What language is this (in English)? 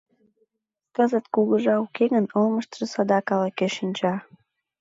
Mari